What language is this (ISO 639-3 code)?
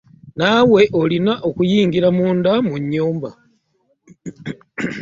lug